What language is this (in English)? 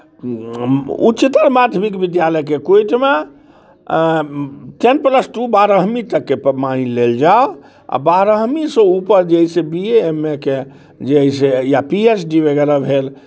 Maithili